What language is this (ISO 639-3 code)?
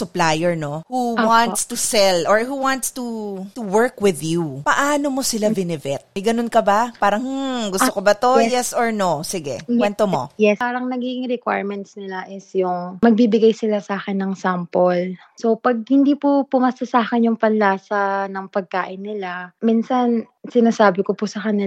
fil